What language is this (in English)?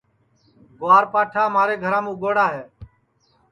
Sansi